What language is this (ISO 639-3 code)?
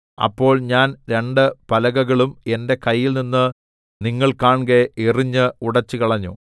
mal